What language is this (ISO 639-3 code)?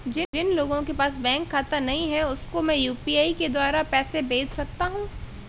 hin